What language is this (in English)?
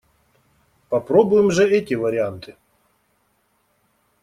Russian